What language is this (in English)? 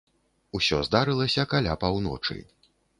Belarusian